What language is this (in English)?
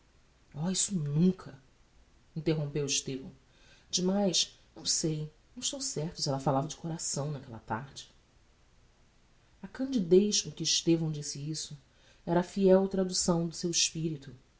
Portuguese